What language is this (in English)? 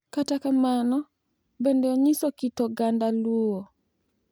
Luo (Kenya and Tanzania)